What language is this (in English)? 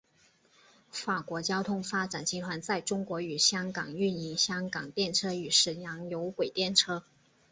Chinese